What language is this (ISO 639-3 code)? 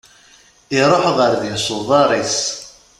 kab